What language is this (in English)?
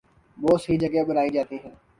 Urdu